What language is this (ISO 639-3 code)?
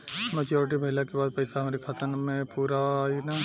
bho